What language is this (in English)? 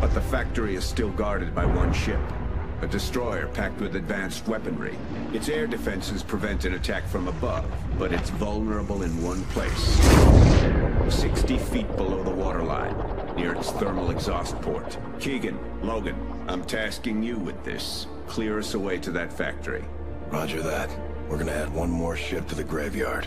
Polish